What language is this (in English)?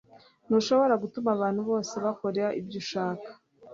Kinyarwanda